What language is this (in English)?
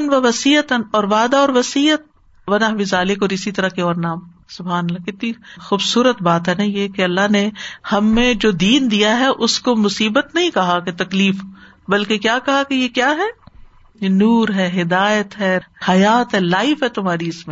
Urdu